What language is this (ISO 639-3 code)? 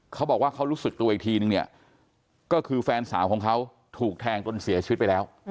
tha